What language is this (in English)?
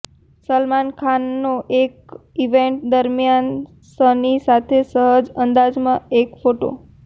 Gujarati